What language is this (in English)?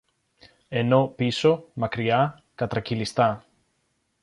Greek